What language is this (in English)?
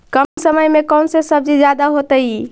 Magahi